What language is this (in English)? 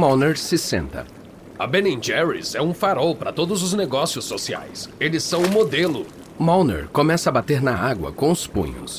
Portuguese